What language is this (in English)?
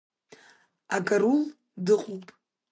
Abkhazian